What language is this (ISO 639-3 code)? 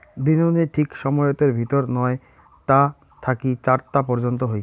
ben